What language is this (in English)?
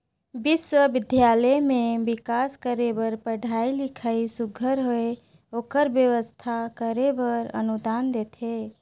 Chhattisgarhi